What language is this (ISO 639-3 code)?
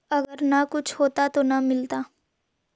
mag